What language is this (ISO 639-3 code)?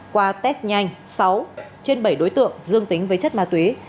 vie